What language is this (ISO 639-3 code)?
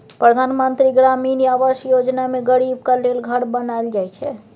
mai